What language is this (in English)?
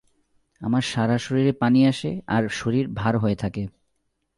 Bangla